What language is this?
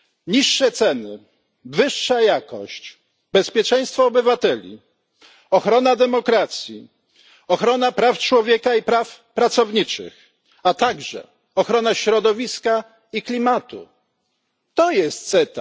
Polish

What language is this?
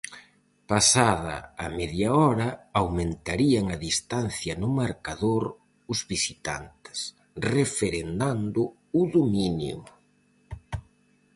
Galician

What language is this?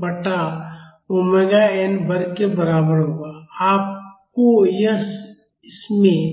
Hindi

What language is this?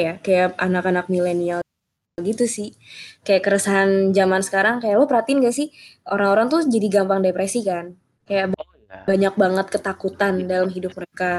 Indonesian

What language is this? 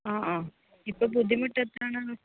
Malayalam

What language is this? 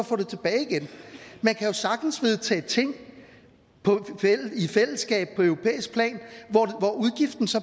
Danish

